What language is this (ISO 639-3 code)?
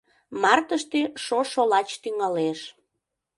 chm